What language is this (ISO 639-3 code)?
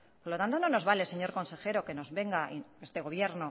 spa